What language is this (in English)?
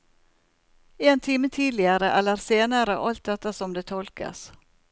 Norwegian